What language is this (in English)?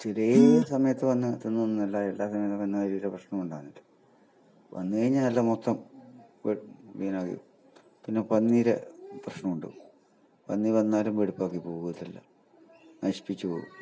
Malayalam